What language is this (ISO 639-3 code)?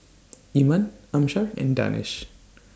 eng